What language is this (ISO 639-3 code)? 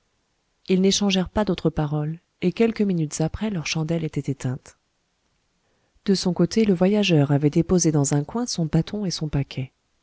fra